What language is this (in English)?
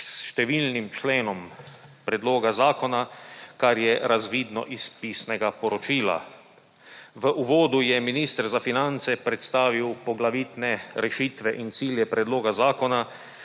Slovenian